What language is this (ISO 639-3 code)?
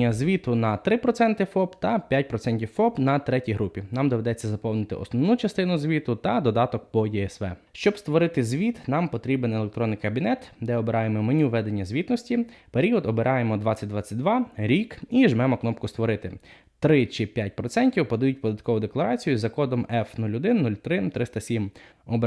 ukr